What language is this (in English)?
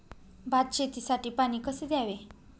Marathi